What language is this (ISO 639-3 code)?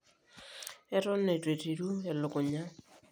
mas